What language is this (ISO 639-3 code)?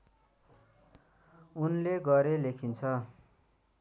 nep